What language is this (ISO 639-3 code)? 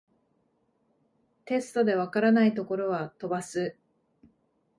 jpn